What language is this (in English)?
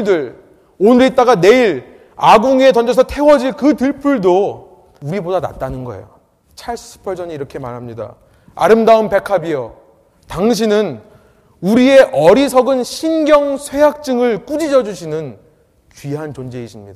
Korean